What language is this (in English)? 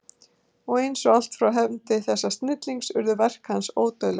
Icelandic